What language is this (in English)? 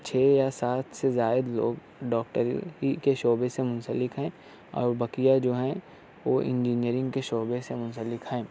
Urdu